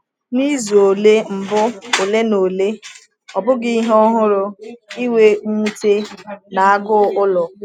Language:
Igbo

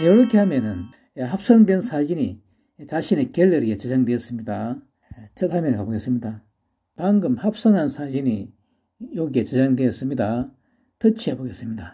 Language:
Korean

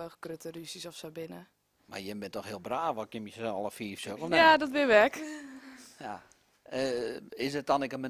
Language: Dutch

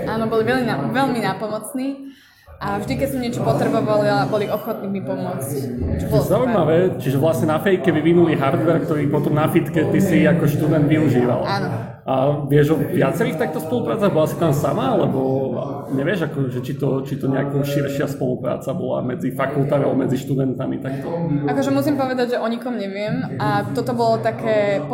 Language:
Slovak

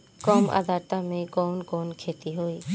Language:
Bhojpuri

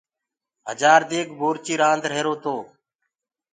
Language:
Gurgula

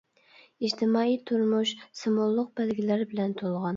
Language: Uyghur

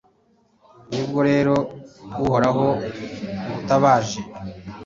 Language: Kinyarwanda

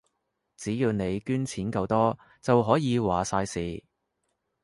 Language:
Cantonese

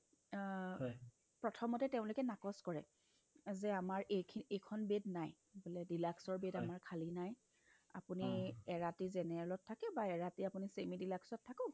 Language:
Assamese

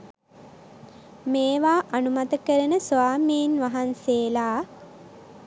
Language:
Sinhala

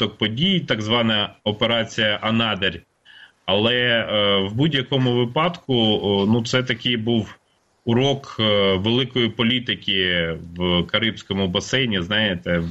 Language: Ukrainian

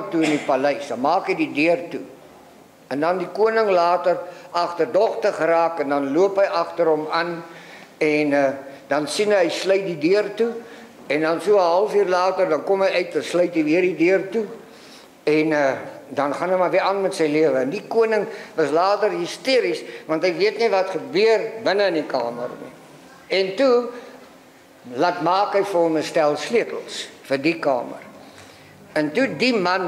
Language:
Dutch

